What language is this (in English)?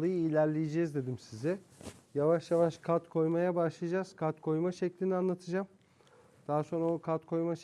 Turkish